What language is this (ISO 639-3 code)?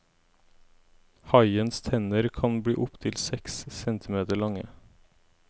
nor